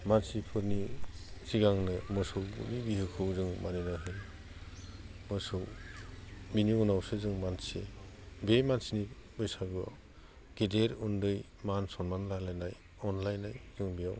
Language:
Bodo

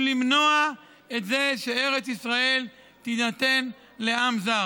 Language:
Hebrew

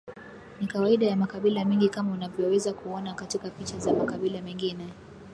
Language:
Swahili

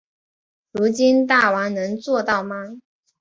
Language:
Chinese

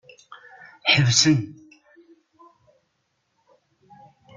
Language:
Kabyle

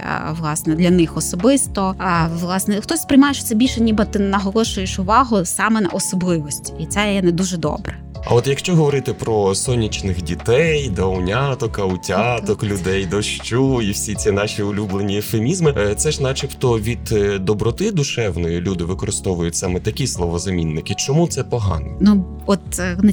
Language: Ukrainian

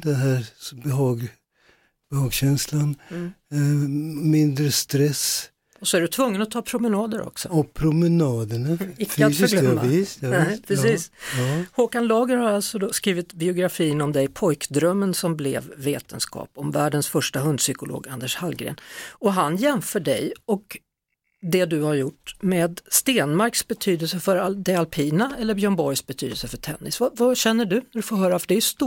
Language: Swedish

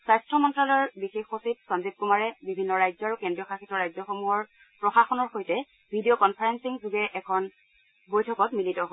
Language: Assamese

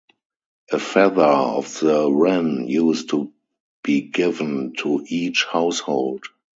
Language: English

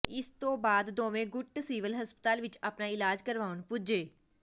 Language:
Punjabi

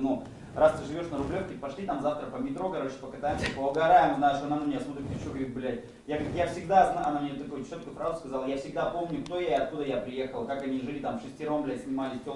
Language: Russian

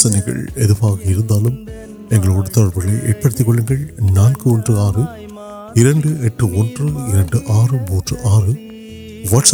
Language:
Urdu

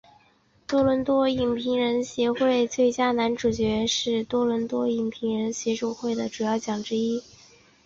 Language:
Chinese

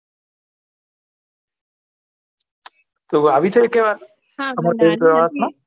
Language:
Gujarati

